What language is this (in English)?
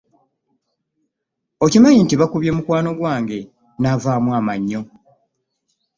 Ganda